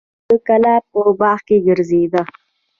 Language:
Pashto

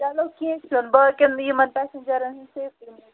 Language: Kashmiri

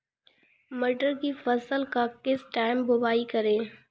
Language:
Hindi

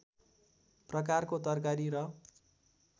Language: Nepali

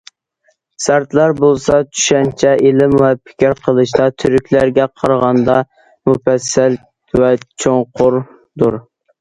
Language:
Uyghur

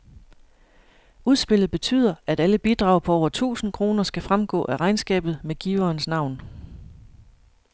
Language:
Danish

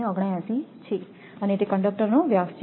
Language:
Gujarati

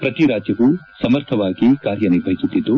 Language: Kannada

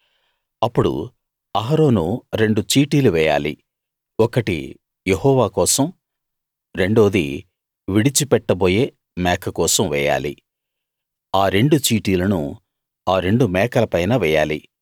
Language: Telugu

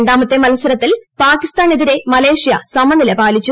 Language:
Malayalam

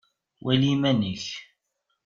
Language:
Kabyle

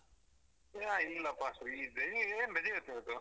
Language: Kannada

